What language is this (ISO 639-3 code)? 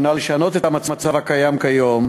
heb